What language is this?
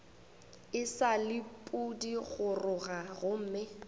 Northern Sotho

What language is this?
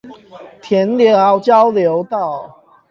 Chinese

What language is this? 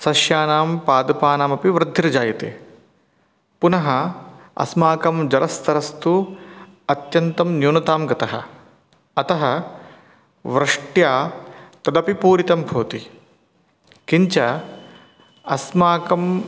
Sanskrit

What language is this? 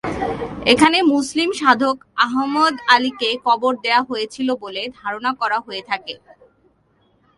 Bangla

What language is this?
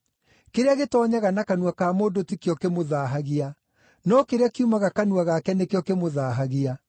Kikuyu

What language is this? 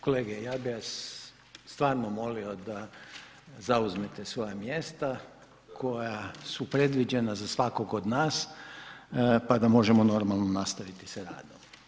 Croatian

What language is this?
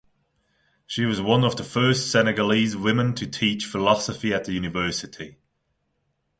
English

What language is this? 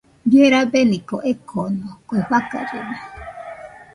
Nüpode Huitoto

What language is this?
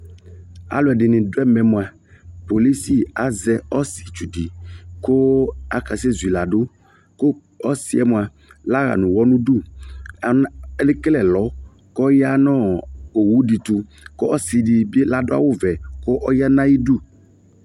Ikposo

